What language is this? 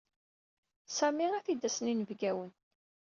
Kabyle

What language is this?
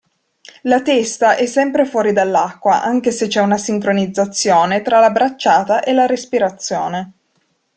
Italian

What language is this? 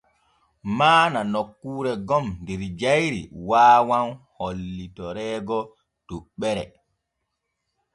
Borgu Fulfulde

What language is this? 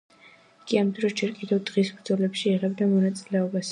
Georgian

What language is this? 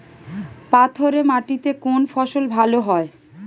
Bangla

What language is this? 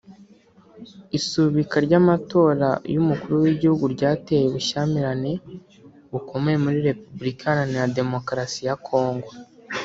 Kinyarwanda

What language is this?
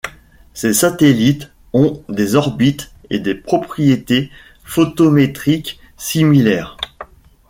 French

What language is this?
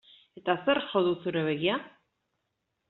Basque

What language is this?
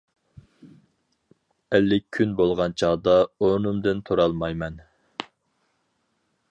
Uyghur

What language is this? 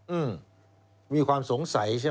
Thai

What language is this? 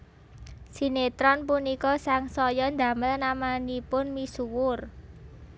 Javanese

